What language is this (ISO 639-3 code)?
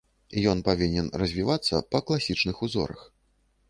bel